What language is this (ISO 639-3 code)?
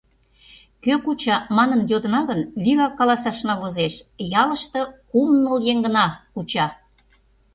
chm